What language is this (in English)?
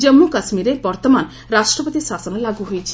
Odia